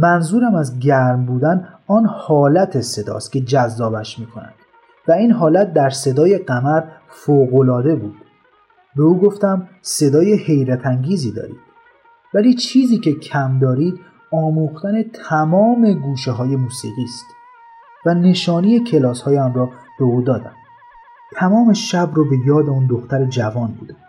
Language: Persian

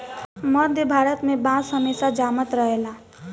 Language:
Bhojpuri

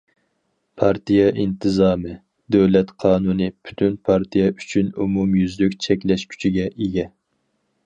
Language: Uyghur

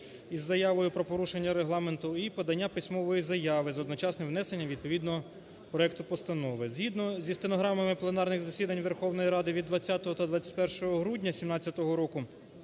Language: Ukrainian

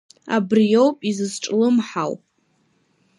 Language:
Abkhazian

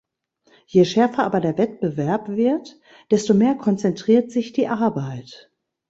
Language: German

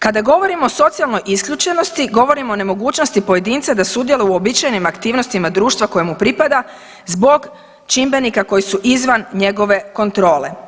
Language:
Croatian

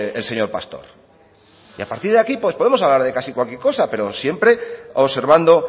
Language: Spanish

